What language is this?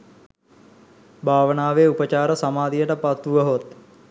Sinhala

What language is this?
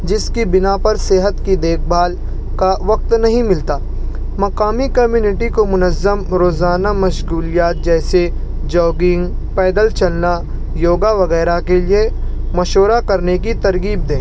Urdu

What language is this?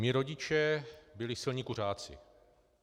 Czech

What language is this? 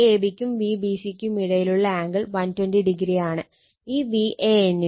Malayalam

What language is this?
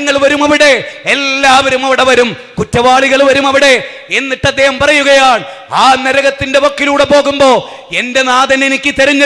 Arabic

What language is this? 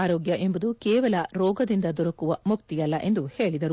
Kannada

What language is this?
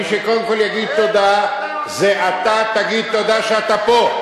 Hebrew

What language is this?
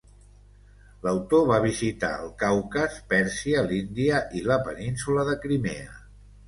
Catalan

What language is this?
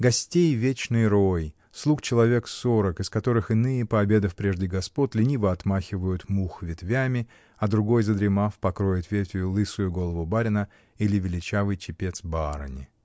Russian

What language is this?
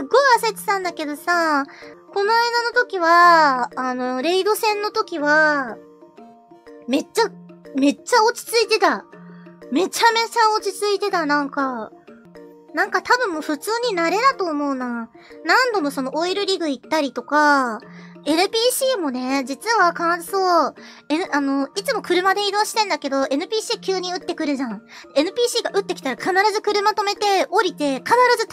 Japanese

